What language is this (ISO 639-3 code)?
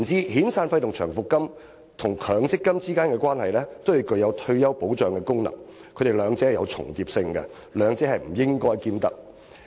yue